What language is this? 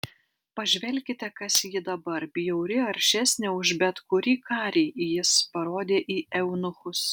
Lithuanian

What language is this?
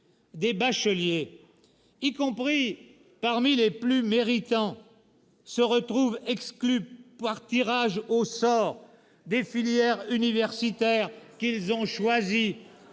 French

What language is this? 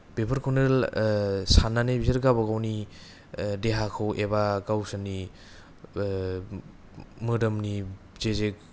Bodo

